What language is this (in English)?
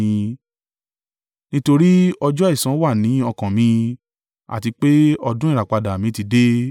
Yoruba